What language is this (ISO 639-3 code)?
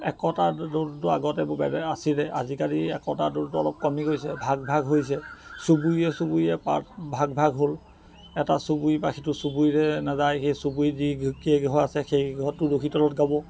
asm